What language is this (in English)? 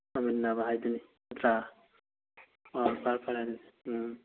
Manipuri